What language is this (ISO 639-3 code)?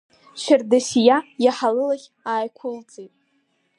abk